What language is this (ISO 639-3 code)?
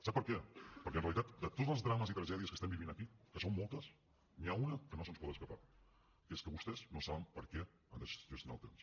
cat